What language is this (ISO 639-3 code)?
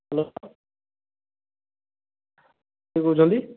ori